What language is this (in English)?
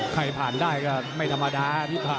Thai